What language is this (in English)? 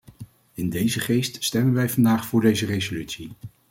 Dutch